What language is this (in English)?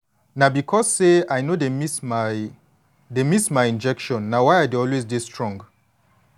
Nigerian Pidgin